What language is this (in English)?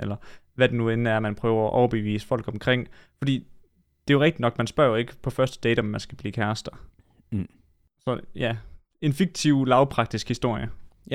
Danish